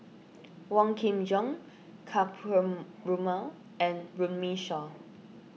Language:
English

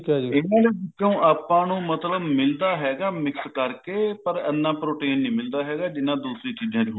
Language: Punjabi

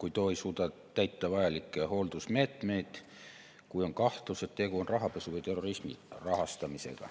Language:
Estonian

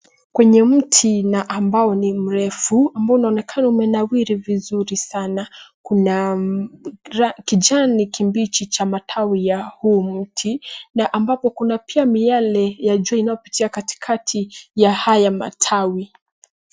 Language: Swahili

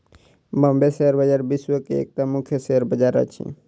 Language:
Maithili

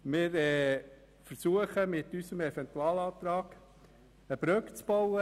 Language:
Swiss German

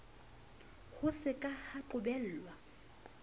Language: Southern Sotho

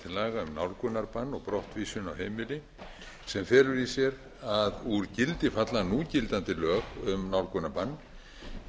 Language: Icelandic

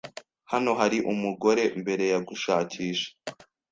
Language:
Kinyarwanda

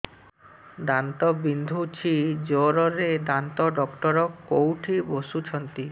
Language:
Odia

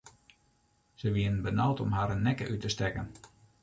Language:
Western Frisian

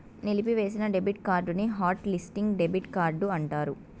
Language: Telugu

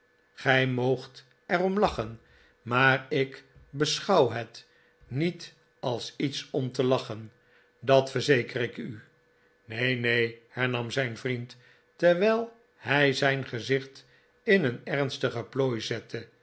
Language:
Dutch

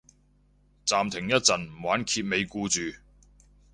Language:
Cantonese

